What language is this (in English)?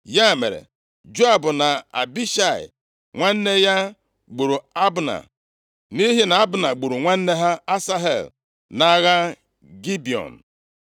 Igbo